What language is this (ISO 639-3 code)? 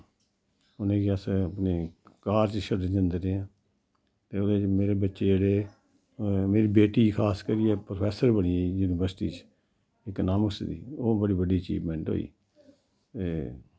doi